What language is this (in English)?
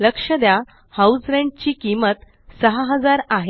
Marathi